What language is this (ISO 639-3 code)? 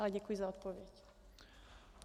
ces